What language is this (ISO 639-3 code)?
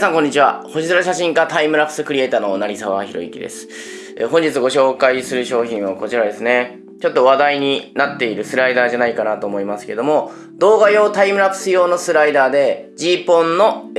jpn